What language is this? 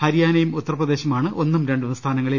Malayalam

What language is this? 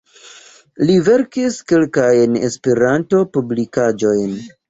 Esperanto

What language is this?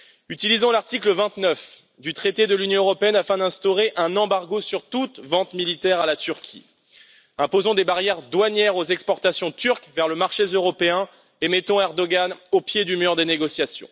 French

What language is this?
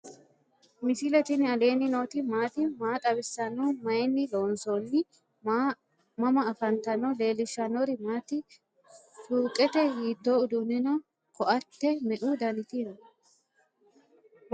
Sidamo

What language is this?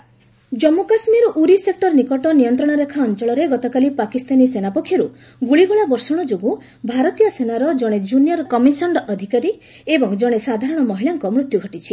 Odia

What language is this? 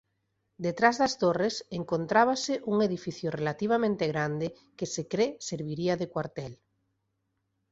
Galician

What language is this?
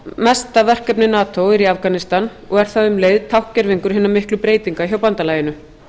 Icelandic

